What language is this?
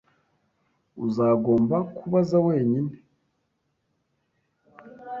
Kinyarwanda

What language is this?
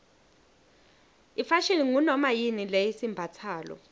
Swati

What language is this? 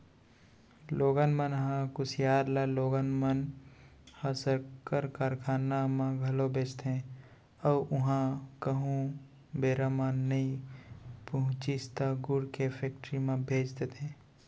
Chhattisgarhi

